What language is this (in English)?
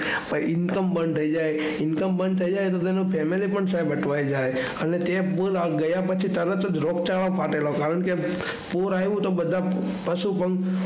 Gujarati